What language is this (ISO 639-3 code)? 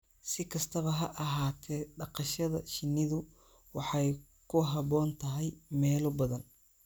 som